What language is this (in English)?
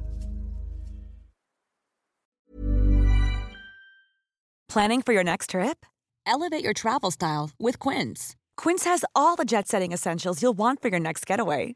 Filipino